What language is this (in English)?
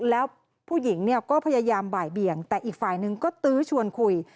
Thai